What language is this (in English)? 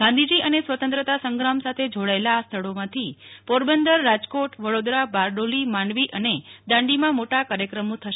Gujarati